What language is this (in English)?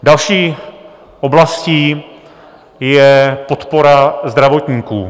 Czech